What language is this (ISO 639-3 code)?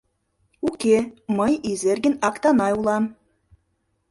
chm